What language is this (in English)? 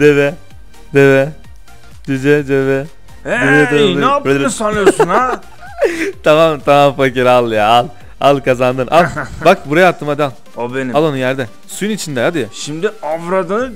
Turkish